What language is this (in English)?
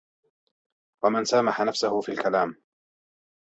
Arabic